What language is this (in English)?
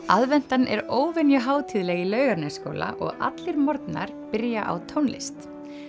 Icelandic